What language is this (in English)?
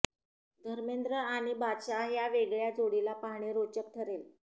Marathi